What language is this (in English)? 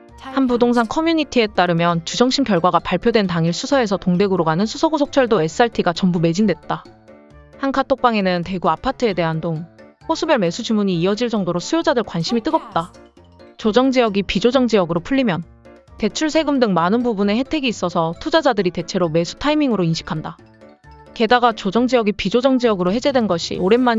Korean